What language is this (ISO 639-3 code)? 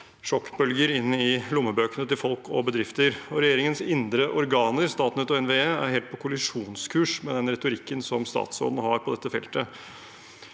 nor